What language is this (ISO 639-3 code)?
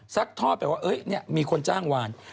tha